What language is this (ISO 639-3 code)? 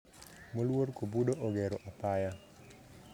luo